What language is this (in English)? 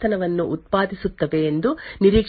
Kannada